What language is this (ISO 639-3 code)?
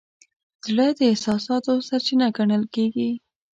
pus